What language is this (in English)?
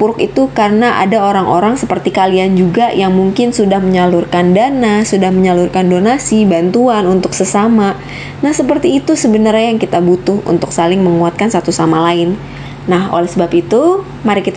Indonesian